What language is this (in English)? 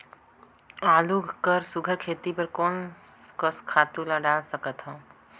Chhattisgarhi